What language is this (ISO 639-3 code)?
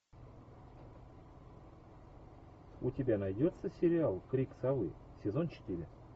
rus